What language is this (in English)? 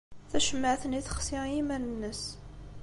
Kabyle